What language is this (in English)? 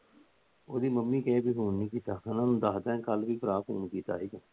Punjabi